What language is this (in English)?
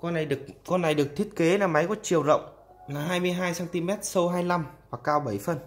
Vietnamese